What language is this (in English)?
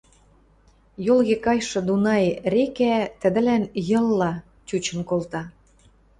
Western Mari